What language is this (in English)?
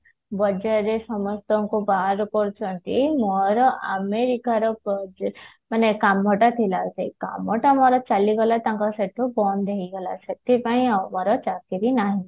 Odia